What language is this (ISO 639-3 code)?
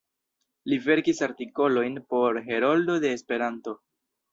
epo